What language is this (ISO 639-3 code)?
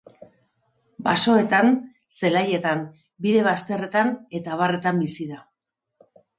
eus